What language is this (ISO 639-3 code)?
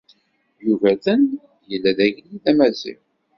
kab